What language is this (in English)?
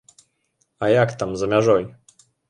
Belarusian